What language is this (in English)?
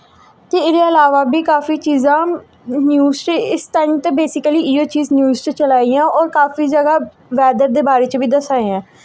Dogri